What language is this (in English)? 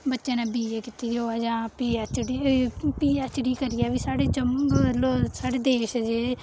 Dogri